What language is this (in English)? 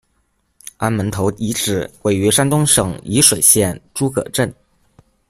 Chinese